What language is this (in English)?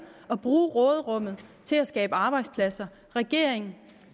Danish